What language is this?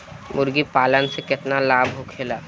Bhojpuri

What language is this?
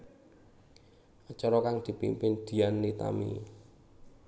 Javanese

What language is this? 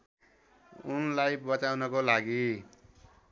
Nepali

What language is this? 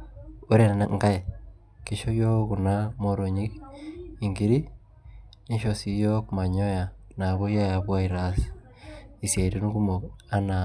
Masai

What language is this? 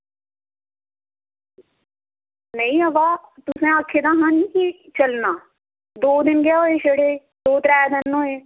Dogri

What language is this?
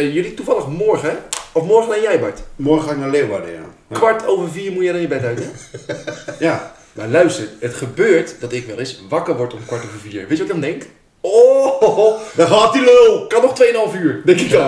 Dutch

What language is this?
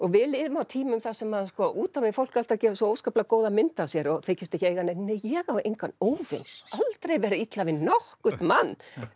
Icelandic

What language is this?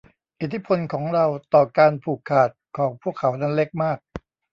Thai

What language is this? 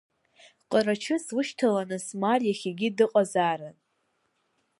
Abkhazian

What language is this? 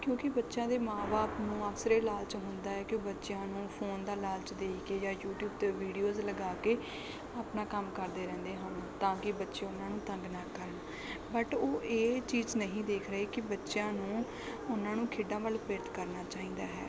Punjabi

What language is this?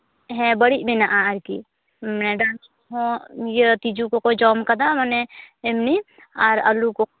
Santali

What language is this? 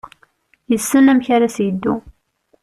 Kabyle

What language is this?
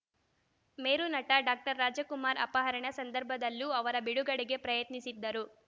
Kannada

